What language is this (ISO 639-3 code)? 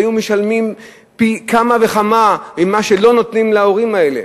heb